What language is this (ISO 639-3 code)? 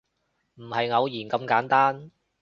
yue